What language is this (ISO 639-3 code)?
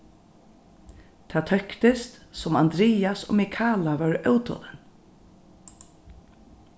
fao